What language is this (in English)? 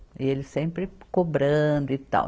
Portuguese